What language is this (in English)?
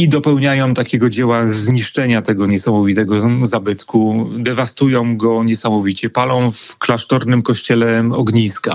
Polish